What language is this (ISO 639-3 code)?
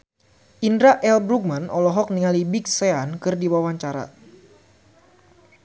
sun